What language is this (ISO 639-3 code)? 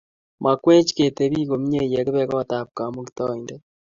kln